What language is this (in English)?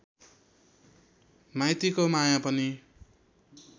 Nepali